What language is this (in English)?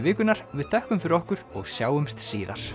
Icelandic